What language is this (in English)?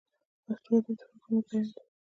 Pashto